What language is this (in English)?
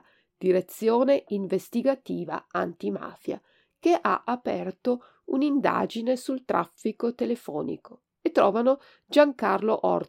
Italian